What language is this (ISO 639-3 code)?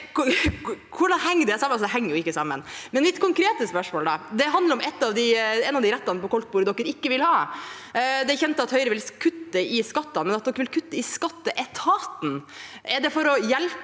nor